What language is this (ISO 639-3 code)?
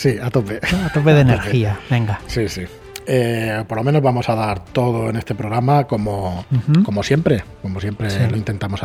spa